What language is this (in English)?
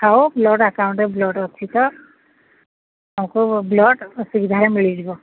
Odia